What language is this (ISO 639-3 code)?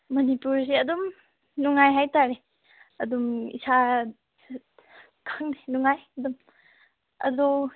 mni